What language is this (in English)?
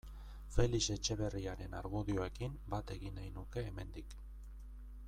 Basque